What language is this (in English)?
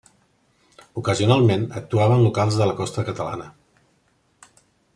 Catalan